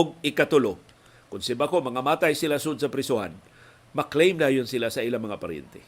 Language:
Filipino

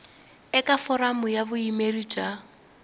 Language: Tsonga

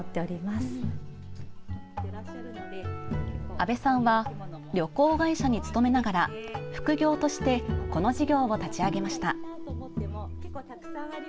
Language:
Japanese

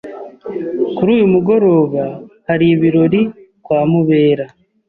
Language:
Kinyarwanda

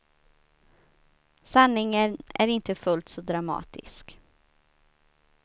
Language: Swedish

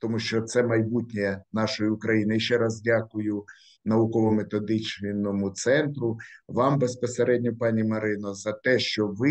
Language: Ukrainian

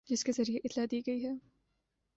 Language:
Urdu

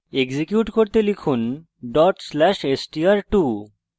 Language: Bangla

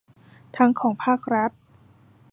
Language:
Thai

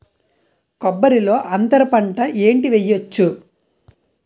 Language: Telugu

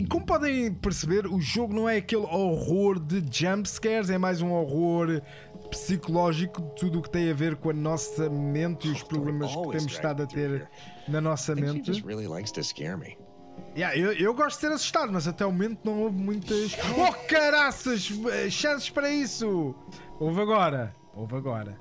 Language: Portuguese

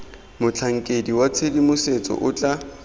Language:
Tswana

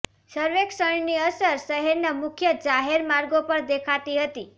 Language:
Gujarati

